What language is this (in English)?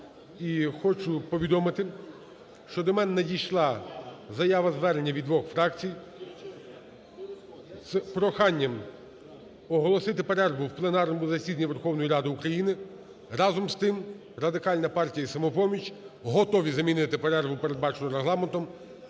Ukrainian